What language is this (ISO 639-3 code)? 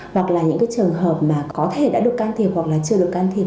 vie